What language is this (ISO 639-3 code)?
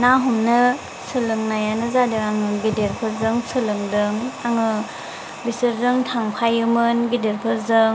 brx